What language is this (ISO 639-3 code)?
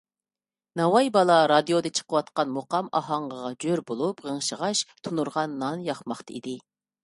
uig